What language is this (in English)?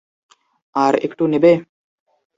Bangla